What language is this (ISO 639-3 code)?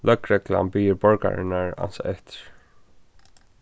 fao